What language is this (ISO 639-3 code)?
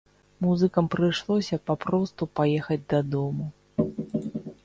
bel